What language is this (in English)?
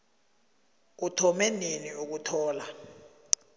South Ndebele